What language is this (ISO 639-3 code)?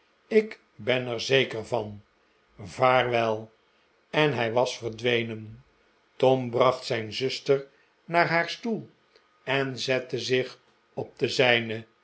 nld